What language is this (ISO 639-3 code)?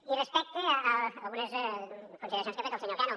cat